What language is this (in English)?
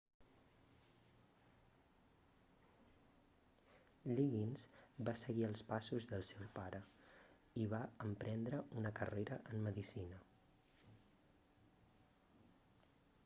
Catalan